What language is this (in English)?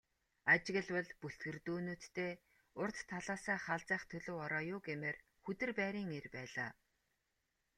Mongolian